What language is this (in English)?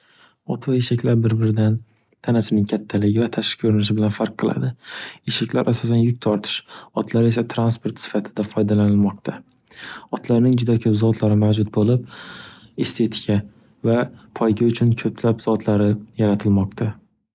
Uzbek